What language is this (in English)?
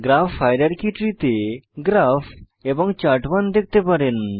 Bangla